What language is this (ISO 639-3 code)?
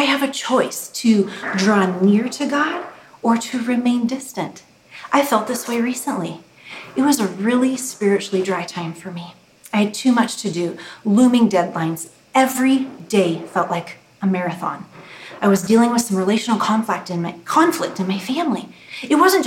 eng